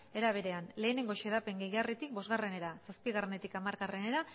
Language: Basque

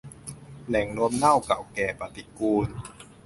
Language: Thai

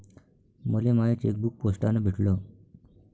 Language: Marathi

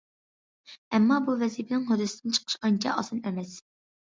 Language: Uyghur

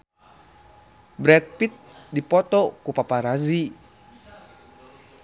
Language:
Sundanese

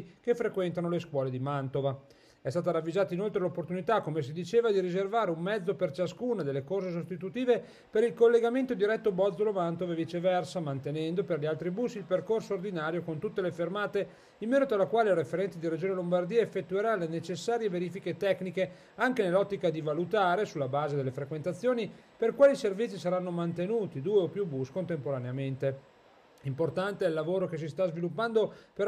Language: Italian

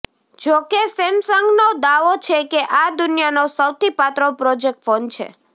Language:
Gujarati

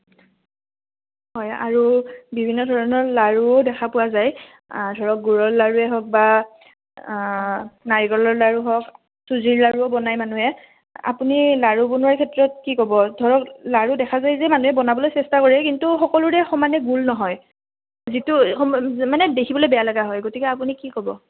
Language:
Assamese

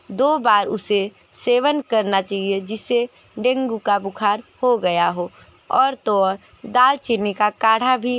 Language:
Hindi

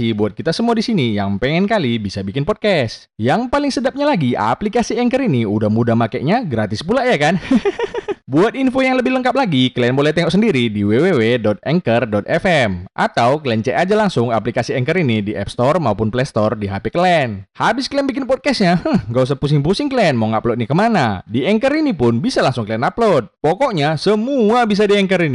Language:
Indonesian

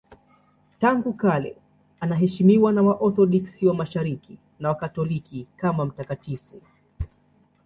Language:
Swahili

